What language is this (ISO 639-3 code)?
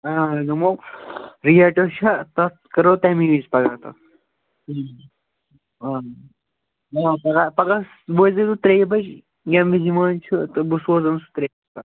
kas